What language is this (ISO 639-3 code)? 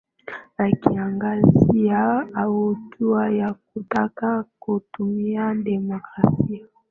swa